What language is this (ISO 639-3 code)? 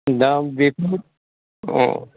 brx